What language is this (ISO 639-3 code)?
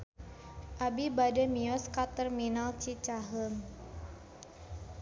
sun